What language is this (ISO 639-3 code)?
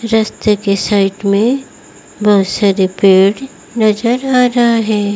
hin